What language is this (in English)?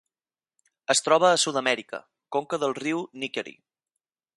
Catalan